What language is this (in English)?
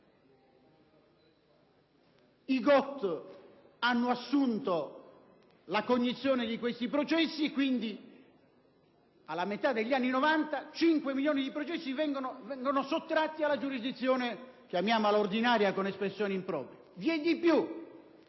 Italian